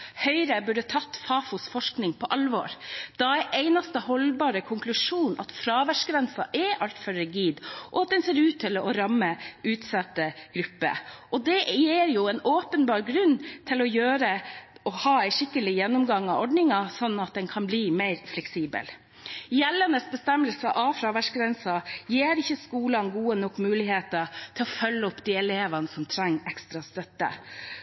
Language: Norwegian Bokmål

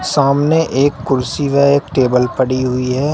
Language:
Hindi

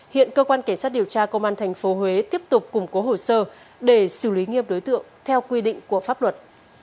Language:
Vietnamese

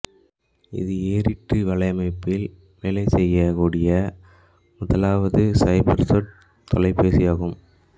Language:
Tamil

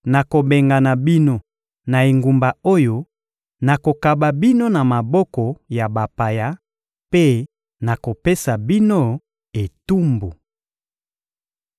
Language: Lingala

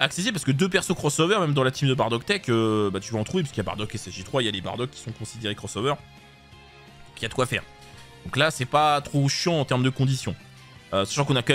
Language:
French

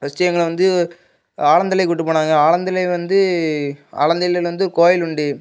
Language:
Tamil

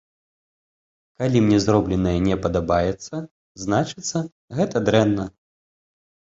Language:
Belarusian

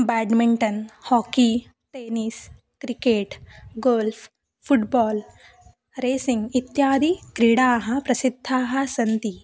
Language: Sanskrit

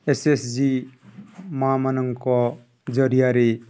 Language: Odia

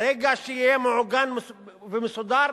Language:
Hebrew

